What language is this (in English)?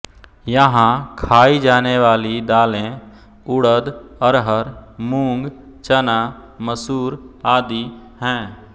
Hindi